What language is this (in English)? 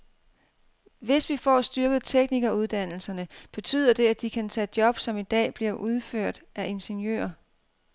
Danish